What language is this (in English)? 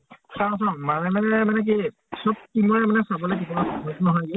Assamese